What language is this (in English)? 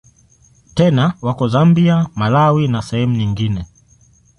Swahili